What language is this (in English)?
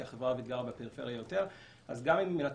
Hebrew